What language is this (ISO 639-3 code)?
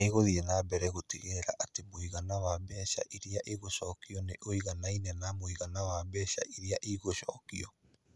kik